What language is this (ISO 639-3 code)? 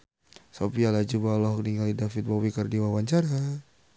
sun